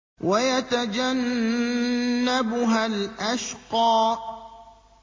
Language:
Arabic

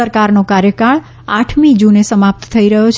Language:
Gujarati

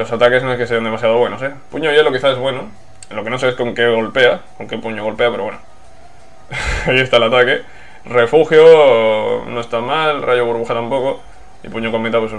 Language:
Spanish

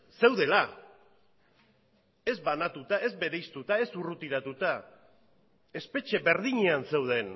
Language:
Basque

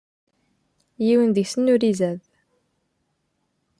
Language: Kabyle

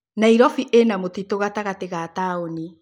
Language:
Kikuyu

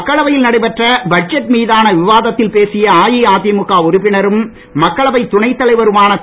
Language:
Tamil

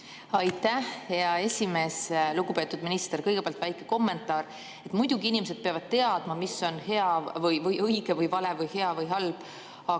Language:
Estonian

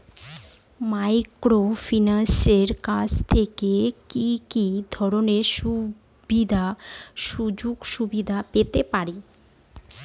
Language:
Bangla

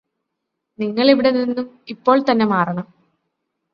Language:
Malayalam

